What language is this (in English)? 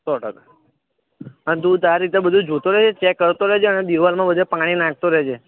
Gujarati